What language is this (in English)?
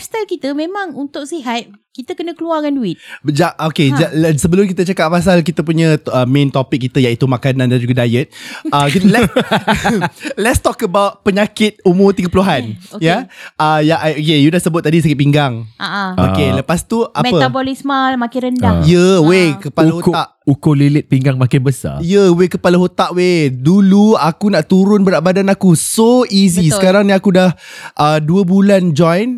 Malay